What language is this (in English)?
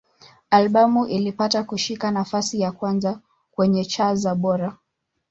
Swahili